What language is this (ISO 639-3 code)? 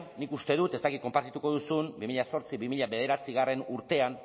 eus